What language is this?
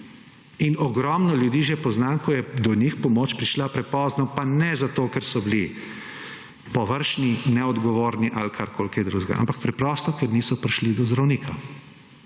Slovenian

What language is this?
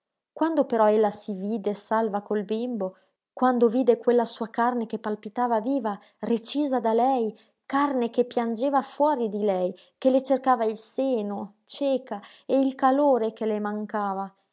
Italian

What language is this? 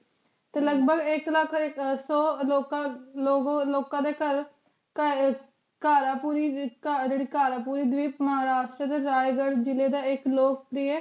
Punjabi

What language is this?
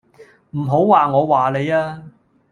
Cantonese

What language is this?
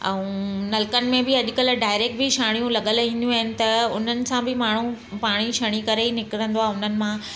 Sindhi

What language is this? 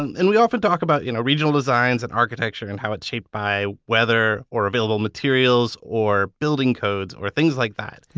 English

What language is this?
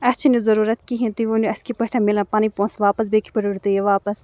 Kashmiri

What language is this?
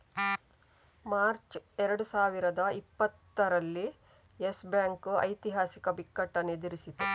Kannada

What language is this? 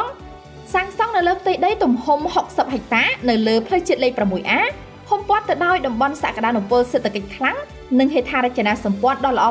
Vietnamese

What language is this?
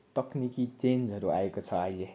Nepali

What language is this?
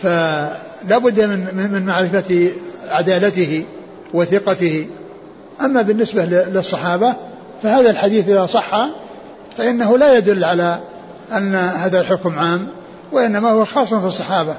Arabic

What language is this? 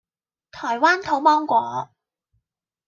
Cantonese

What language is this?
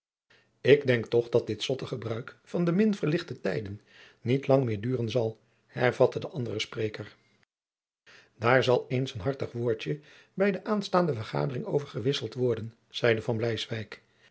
Dutch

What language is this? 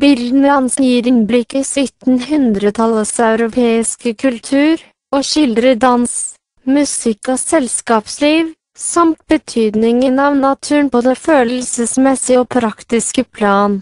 Norwegian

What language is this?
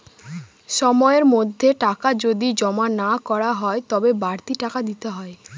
Bangla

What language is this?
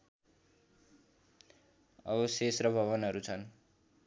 Nepali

